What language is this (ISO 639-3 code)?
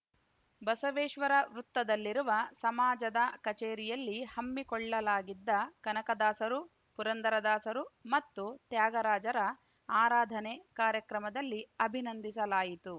kan